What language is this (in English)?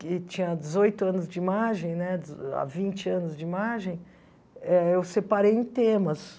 Portuguese